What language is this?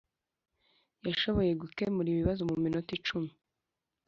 Kinyarwanda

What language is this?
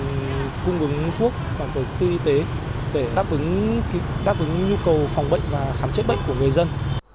Vietnamese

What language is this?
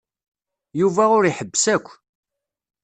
Kabyle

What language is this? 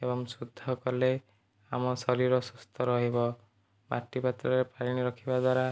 Odia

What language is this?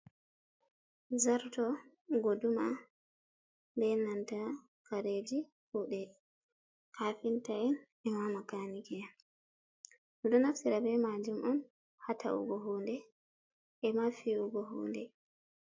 Fula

